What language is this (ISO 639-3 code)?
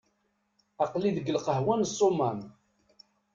kab